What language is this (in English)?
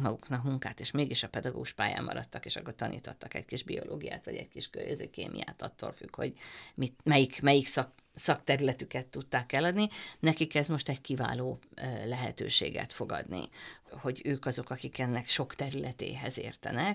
Hungarian